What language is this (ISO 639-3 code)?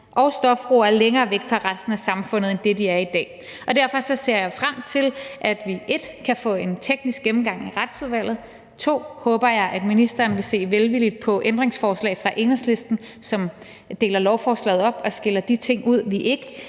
dan